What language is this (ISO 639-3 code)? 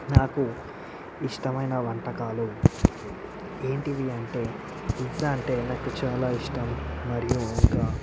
tel